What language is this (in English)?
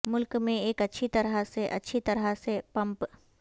Urdu